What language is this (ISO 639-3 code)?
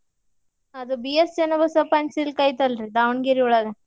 kan